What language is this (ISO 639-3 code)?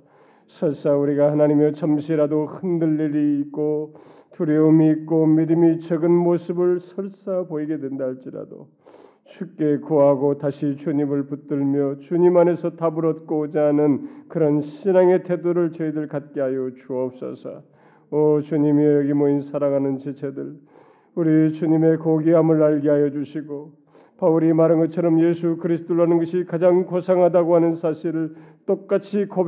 kor